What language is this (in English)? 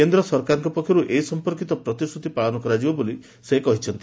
Odia